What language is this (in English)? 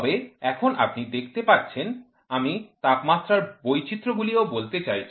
Bangla